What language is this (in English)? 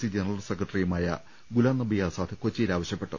Malayalam